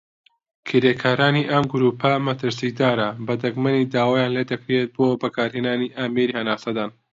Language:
Central Kurdish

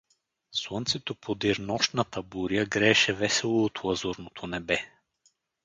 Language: Bulgarian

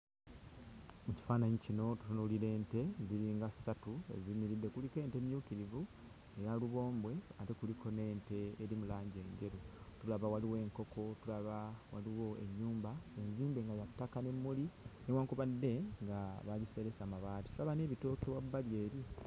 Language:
Ganda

